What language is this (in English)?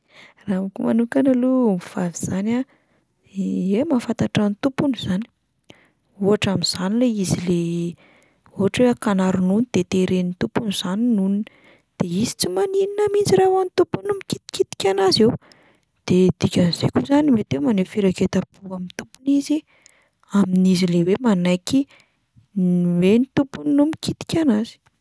Malagasy